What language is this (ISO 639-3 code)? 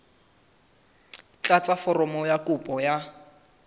sot